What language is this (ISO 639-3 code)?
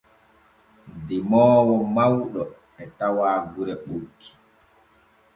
fue